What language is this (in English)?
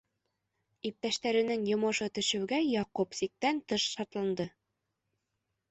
Bashkir